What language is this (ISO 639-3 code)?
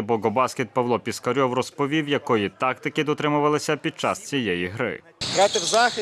ukr